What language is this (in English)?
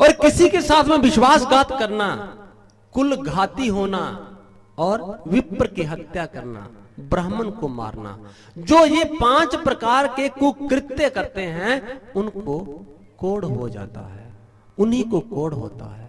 Hindi